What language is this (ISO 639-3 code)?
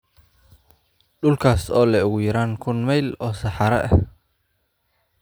som